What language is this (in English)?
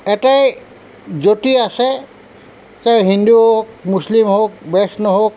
Assamese